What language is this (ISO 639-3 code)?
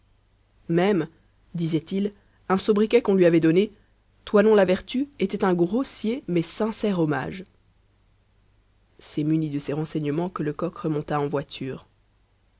fra